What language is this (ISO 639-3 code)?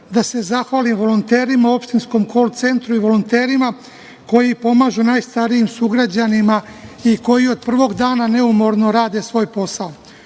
srp